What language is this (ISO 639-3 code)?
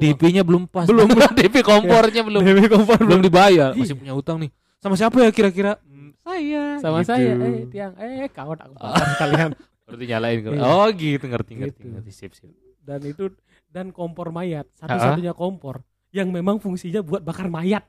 ind